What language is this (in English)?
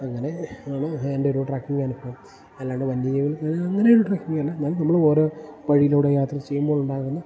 Malayalam